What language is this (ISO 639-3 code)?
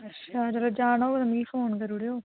doi